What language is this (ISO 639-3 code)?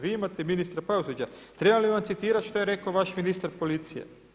hrv